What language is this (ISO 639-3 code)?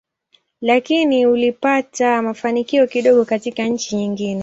swa